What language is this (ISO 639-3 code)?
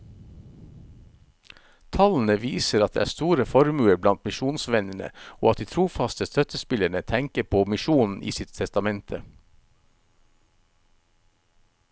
nor